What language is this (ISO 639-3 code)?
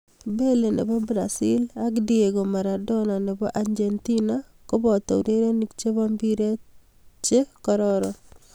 kln